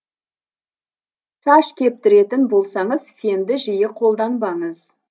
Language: Kazakh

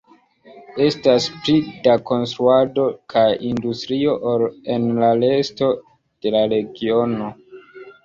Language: Esperanto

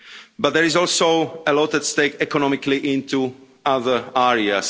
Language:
English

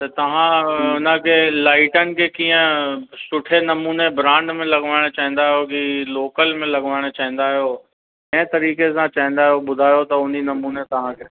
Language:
Sindhi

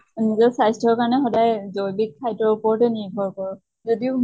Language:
Assamese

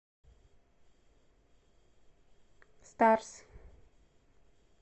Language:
Russian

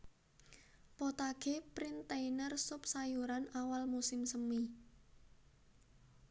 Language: Javanese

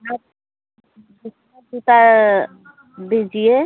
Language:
Hindi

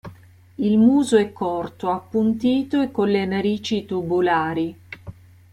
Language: Italian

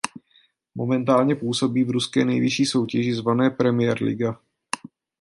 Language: Czech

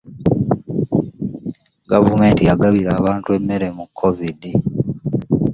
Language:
Ganda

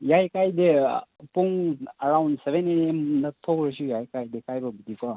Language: Manipuri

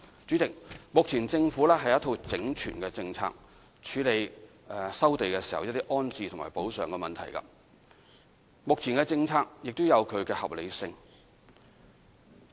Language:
Cantonese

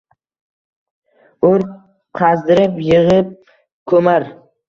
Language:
Uzbek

